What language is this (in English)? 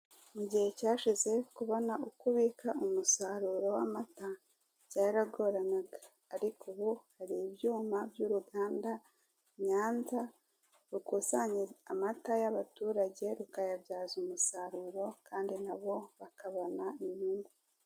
Kinyarwanda